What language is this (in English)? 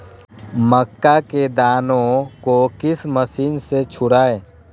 Magahi